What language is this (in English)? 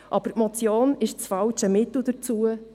Swiss German